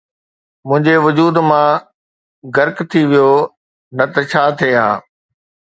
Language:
Sindhi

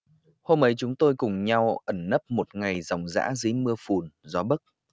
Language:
Vietnamese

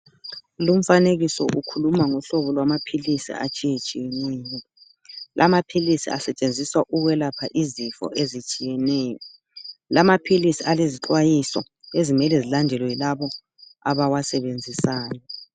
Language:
North Ndebele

